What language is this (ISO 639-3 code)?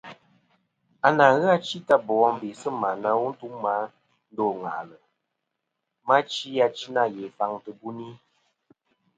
bkm